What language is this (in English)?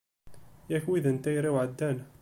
Kabyle